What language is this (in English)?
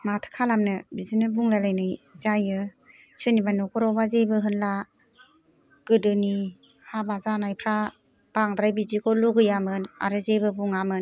Bodo